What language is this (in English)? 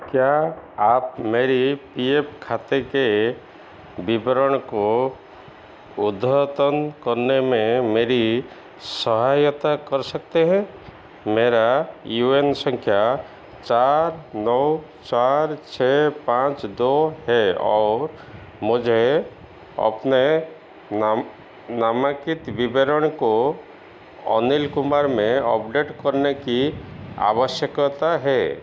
Hindi